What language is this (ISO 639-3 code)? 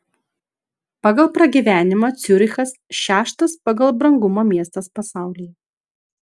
lit